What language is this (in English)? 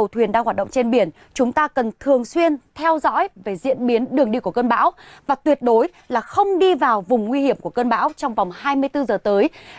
Vietnamese